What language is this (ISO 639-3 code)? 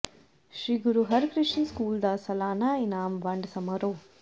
pan